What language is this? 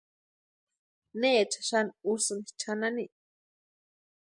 Western Highland Purepecha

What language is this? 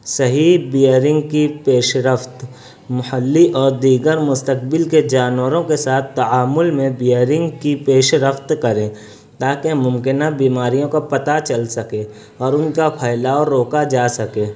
Urdu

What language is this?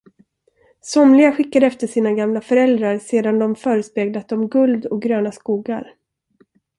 Swedish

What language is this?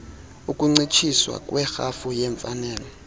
Xhosa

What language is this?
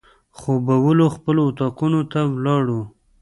Pashto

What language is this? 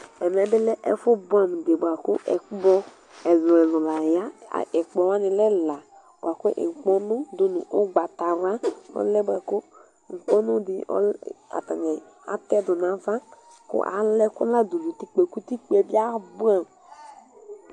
Ikposo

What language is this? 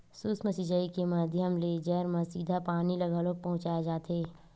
Chhattisgarhi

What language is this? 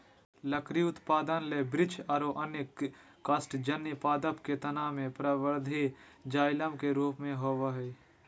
Magahi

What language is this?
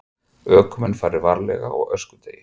Icelandic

